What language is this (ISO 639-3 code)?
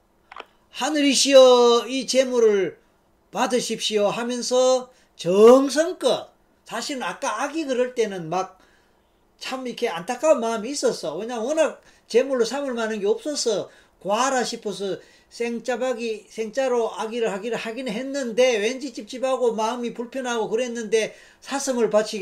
kor